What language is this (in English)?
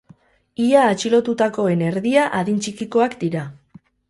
Basque